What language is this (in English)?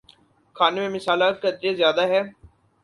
Urdu